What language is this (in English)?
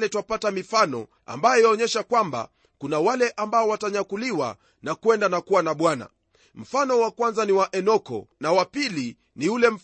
Swahili